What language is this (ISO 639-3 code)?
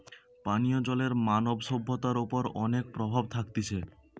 ben